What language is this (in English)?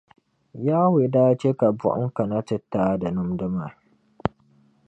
Dagbani